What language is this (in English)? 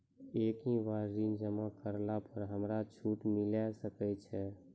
Maithili